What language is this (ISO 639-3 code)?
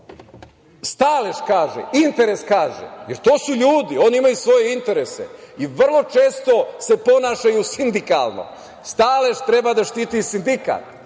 srp